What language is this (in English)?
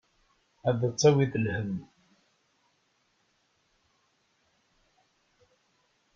Kabyle